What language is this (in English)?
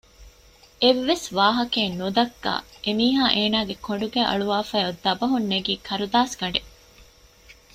Divehi